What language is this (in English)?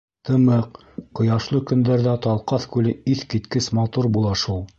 Bashkir